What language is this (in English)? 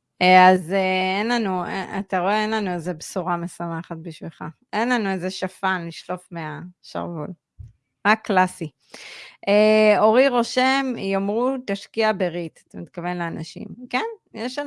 Hebrew